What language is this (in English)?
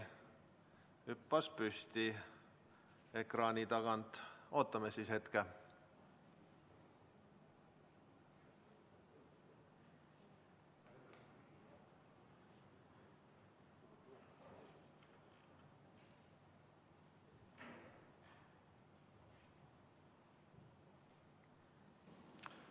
Estonian